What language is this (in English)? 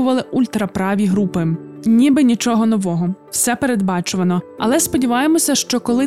Ukrainian